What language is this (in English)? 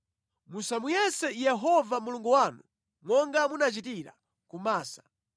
Nyanja